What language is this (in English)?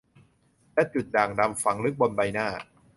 Thai